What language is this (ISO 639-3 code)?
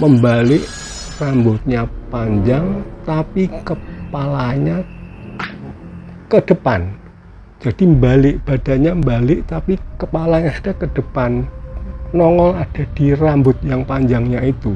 ind